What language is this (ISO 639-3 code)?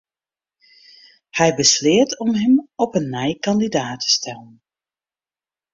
fry